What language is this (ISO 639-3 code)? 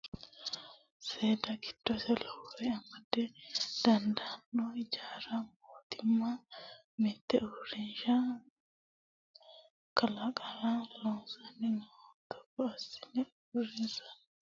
sid